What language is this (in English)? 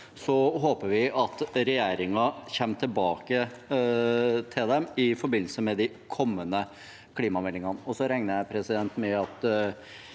Norwegian